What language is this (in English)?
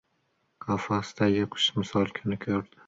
Uzbek